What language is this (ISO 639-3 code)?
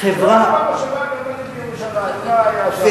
heb